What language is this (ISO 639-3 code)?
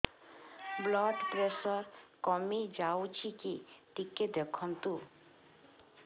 ori